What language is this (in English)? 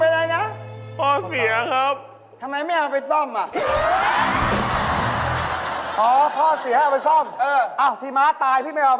Thai